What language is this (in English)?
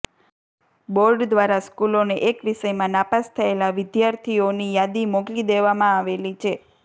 Gujarati